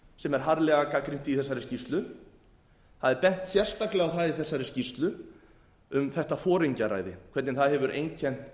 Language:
Icelandic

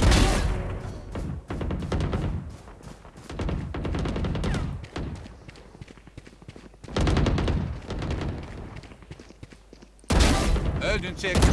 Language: Turkish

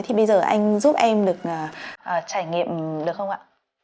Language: Vietnamese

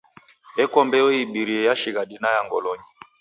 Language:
Taita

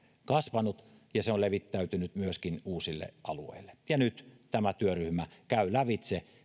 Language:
Finnish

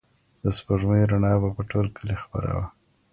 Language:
Pashto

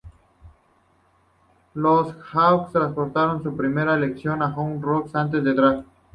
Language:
Spanish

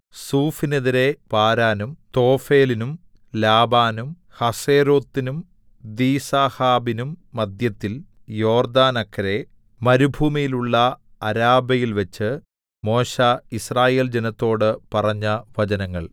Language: Malayalam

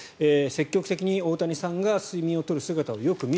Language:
Japanese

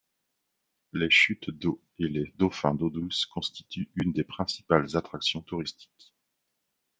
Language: French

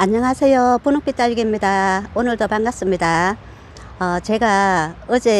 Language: Korean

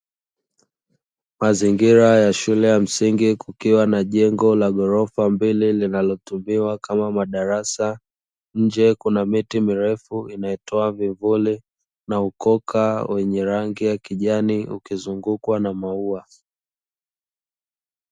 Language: Swahili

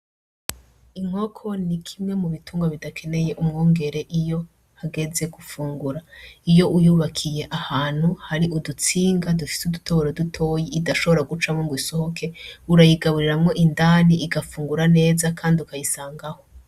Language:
Rundi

